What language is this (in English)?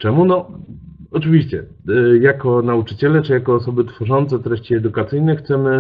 Polish